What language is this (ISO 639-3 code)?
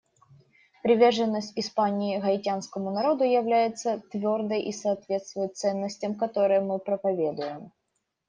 rus